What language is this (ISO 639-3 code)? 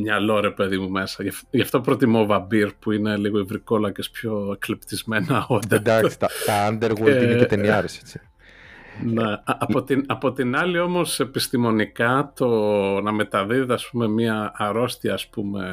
ell